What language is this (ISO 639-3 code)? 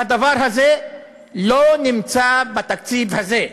heb